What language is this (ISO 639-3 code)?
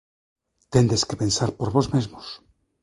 glg